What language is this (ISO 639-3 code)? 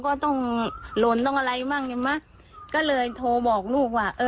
tha